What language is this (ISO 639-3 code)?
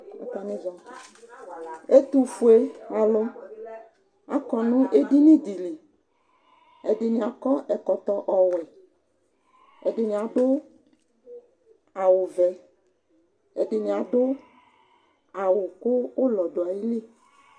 kpo